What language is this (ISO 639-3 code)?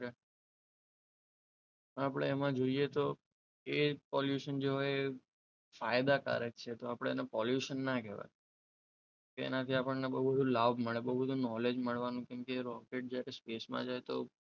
guj